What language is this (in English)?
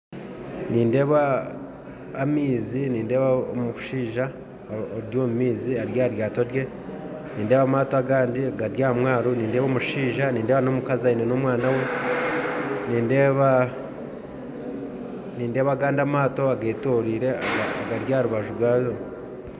Nyankole